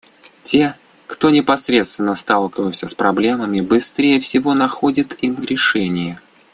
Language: Russian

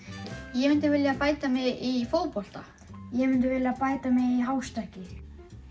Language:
Icelandic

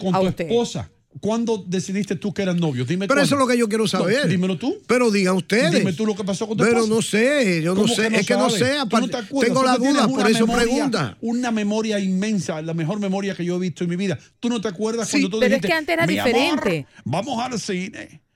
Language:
Spanish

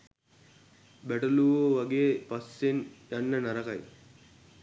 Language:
Sinhala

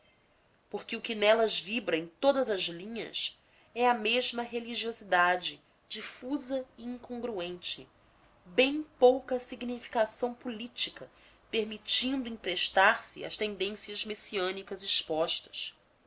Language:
Portuguese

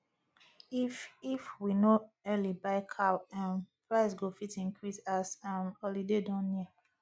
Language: Nigerian Pidgin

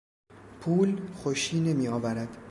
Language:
Persian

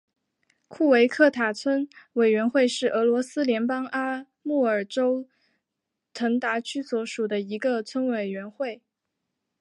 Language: Chinese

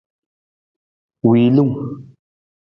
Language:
Nawdm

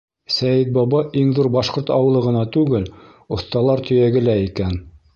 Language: Bashkir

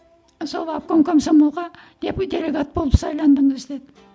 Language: Kazakh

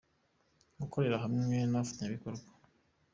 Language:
Kinyarwanda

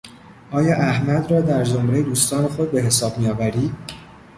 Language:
Persian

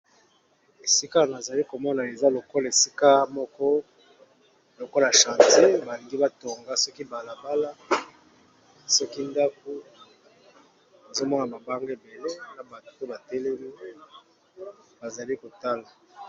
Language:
Lingala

